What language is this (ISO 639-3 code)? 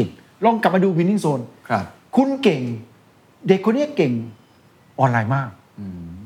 tha